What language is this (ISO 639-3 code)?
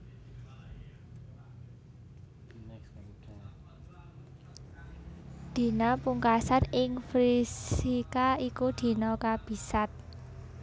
jav